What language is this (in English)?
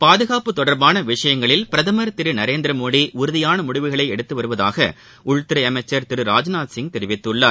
Tamil